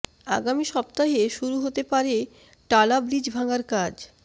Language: Bangla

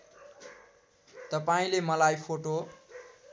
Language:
Nepali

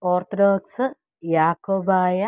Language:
Malayalam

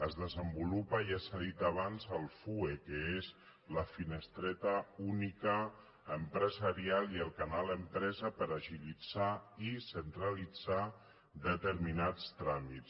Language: Catalan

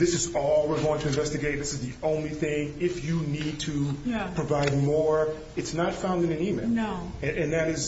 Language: English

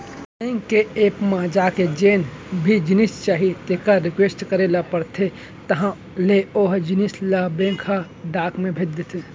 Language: Chhattisgarhi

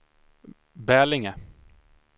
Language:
Swedish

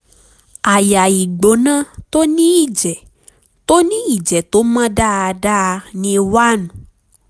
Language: Yoruba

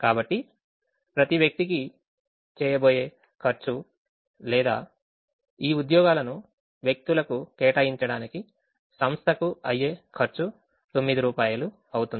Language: Telugu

